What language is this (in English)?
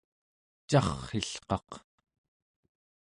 Central Yupik